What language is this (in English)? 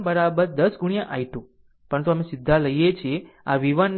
Gujarati